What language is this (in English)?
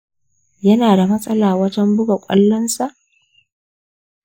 Hausa